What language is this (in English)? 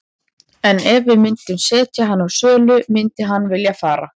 Icelandic